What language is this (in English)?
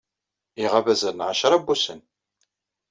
Kabyle